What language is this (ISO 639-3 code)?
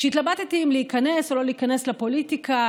heb